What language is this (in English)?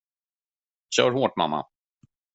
Swedish